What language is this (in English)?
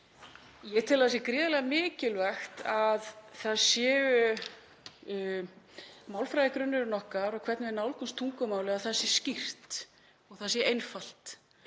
Icelandic